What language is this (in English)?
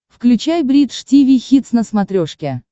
Russian